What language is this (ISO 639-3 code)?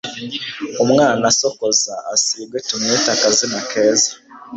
kin